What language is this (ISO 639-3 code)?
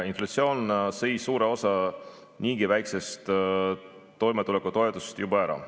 est